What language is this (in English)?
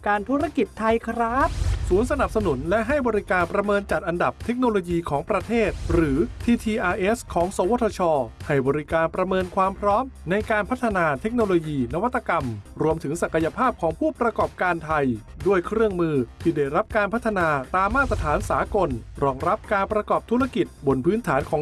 Thai